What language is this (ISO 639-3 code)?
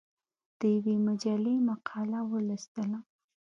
pus